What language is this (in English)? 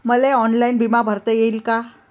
Marathi